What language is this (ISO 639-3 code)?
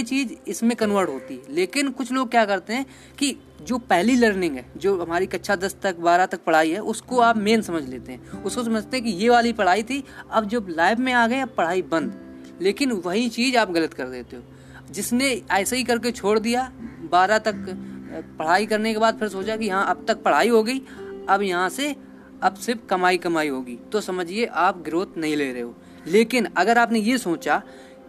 hin